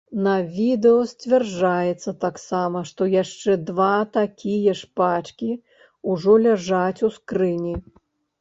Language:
Belarusian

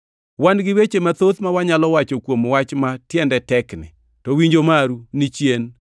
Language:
Luo (Kenya and Tanzania)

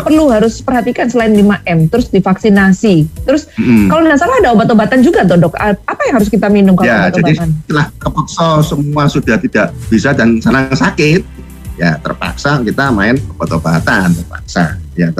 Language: Indonesian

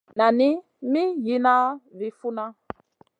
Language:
Masana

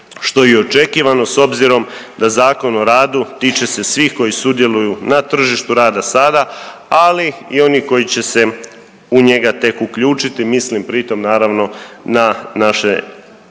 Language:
Croatian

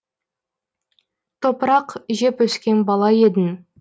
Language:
Kazakh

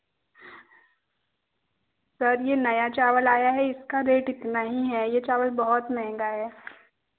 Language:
Hindi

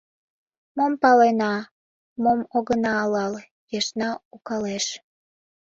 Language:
Mari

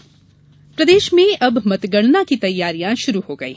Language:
Hindi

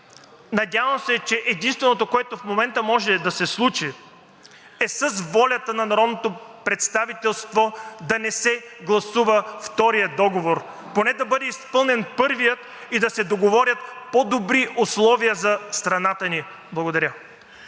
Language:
Bulgarian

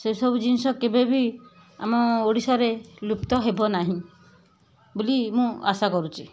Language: Odia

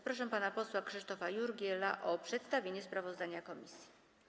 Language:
Polish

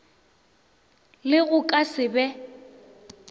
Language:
Northern Sotho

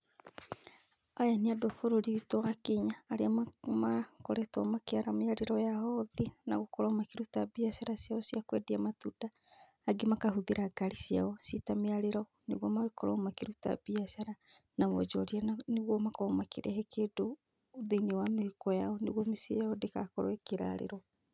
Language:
Kikuyu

